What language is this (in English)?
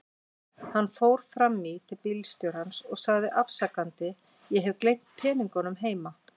Icelandic